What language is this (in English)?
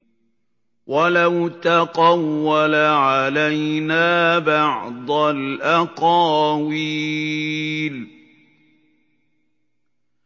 Arabic